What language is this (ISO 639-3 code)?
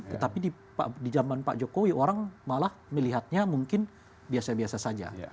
ind